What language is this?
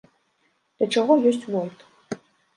Belarusian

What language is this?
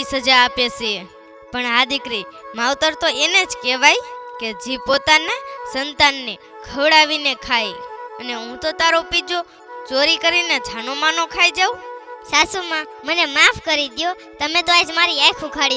Gujarati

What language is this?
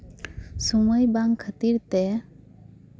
Santali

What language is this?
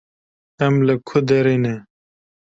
Kurdish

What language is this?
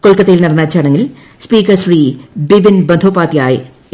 Malayalam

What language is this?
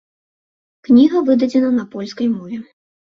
Belarusian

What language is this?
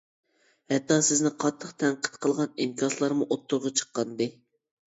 Uyghur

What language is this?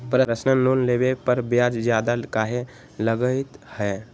Magahi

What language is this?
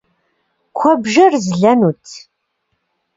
Kabardian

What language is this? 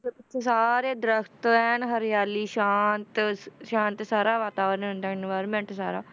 Punjabi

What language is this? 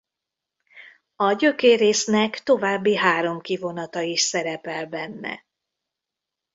Hungarian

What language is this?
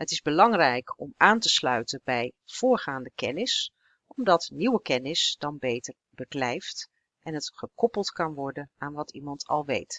Dutch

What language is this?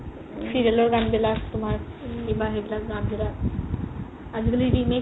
Assamese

